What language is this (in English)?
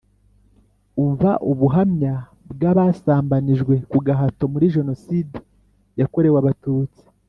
Kinyarwanda